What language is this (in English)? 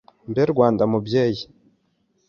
Kinyarwanda